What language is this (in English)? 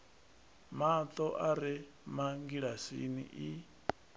Venda